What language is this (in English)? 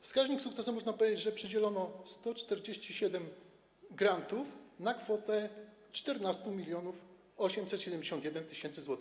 Polish